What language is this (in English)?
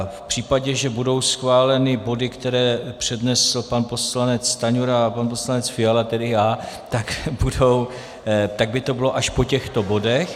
Czech